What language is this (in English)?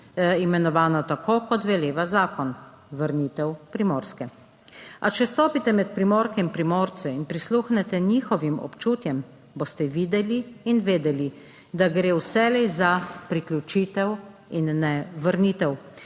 Slovenian